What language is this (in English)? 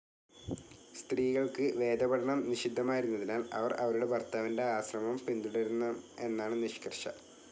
Malayalam